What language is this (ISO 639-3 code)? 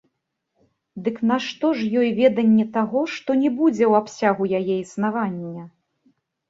bel